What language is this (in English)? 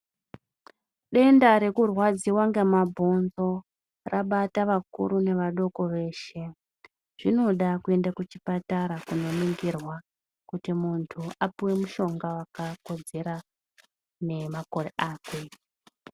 Ndau